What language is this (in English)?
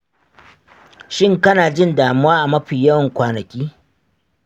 Hausa